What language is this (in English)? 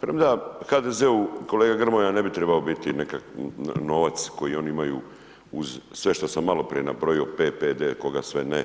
Croatian